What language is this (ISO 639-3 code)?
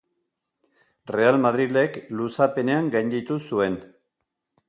eus